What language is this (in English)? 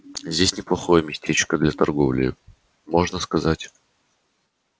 Russian